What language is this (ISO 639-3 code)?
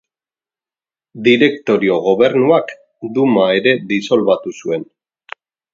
eus